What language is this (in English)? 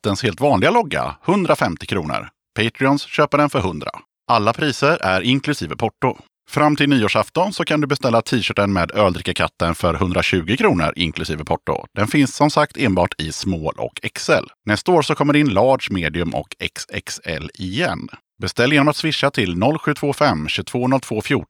Swedish